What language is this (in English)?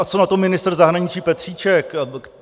Czech